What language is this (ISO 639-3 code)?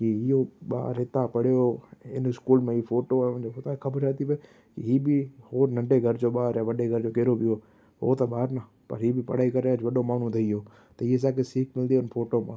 snd